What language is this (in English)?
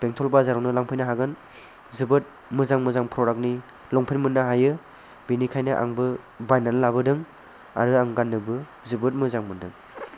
Bodo